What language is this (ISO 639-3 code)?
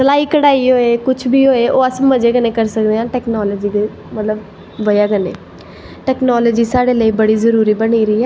doi